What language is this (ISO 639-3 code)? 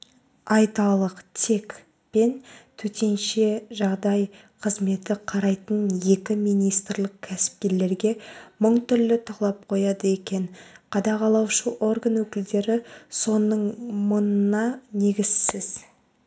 kaz